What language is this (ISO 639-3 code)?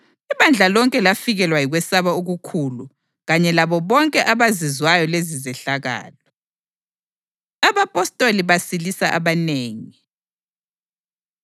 nde